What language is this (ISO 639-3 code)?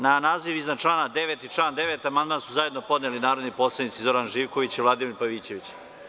srp